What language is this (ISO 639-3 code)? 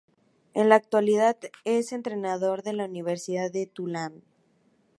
spa